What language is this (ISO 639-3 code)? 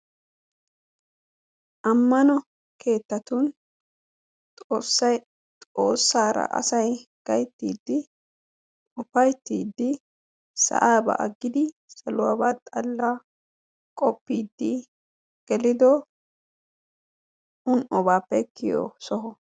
wal